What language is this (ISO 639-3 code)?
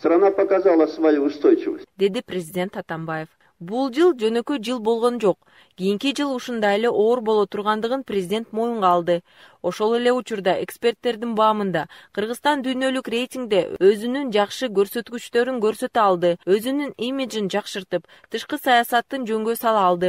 tur